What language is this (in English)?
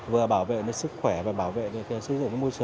Vietnamese